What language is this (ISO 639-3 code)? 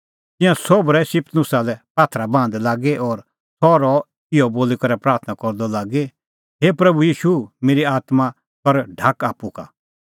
kfx